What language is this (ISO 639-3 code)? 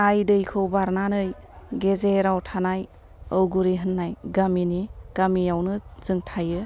brx